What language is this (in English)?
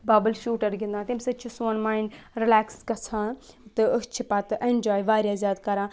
Kashmiri